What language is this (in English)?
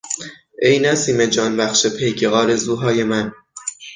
Persian